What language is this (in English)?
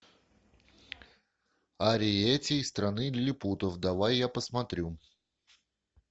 Russian